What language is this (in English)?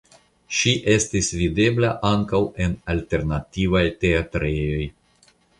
Esperanto